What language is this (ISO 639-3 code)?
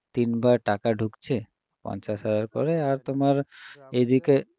ben